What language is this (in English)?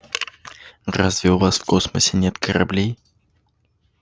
Russian